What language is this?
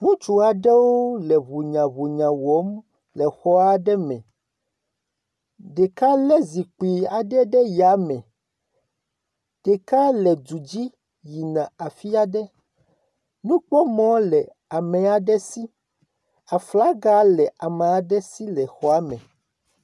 Ewe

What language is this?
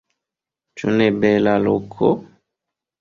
Esperanto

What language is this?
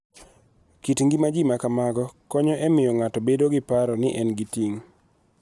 Luo (Kenya and Tanzania)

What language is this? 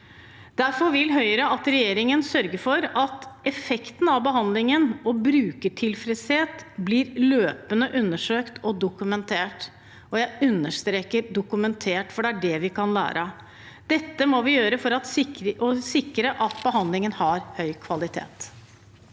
Norwegian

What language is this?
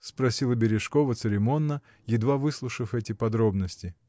Russian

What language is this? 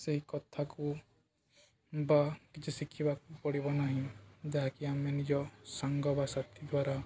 Odia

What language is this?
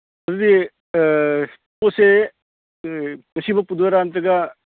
Manipuri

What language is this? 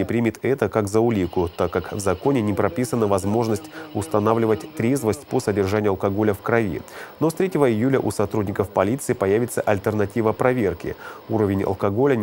Russian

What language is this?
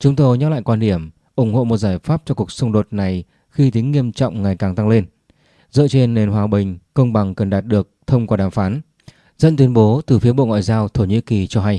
Vietnamese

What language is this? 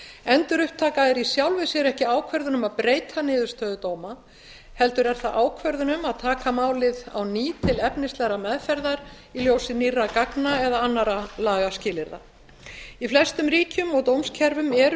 Icelandic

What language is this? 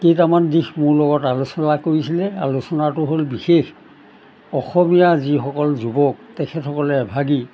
Assamese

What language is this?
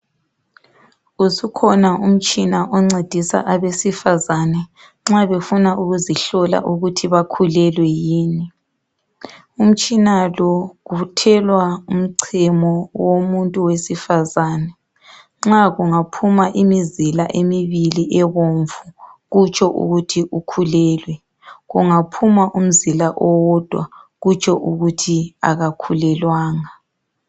North Ndebele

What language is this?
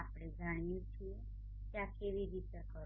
Gujarati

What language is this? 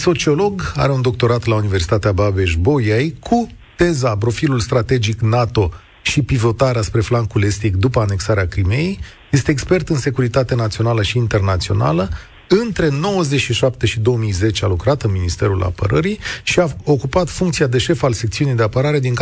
Romanian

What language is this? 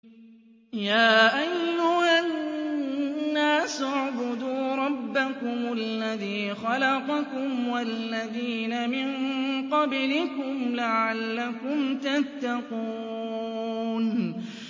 Arabic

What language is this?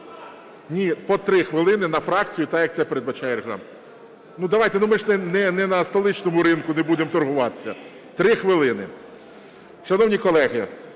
Ukrainian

